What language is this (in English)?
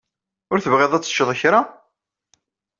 Kabyle